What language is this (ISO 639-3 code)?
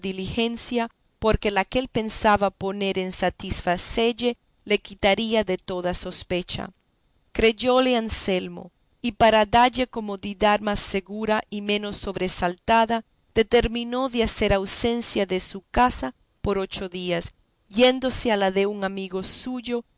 spa